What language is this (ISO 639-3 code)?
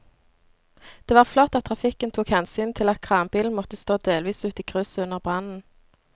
nor